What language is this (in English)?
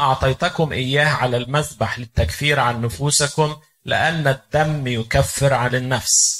Arabic